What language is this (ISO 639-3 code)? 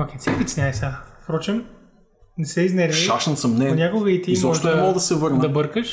bul